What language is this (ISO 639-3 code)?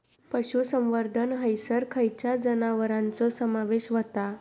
mar